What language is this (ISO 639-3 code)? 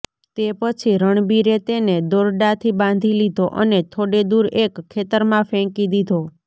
guj